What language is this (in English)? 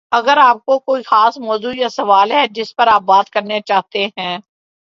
Urdu